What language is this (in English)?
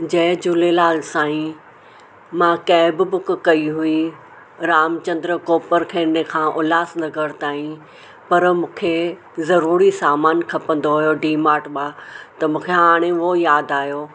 Sindhi